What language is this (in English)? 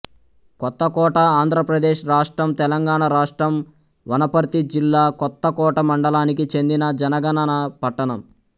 Telugu